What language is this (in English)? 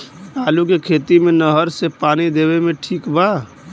Bhojpuri